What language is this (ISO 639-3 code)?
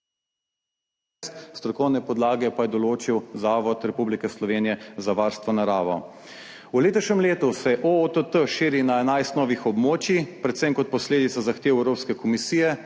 slv